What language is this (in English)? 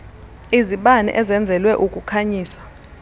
Xhosa